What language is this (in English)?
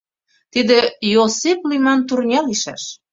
Mari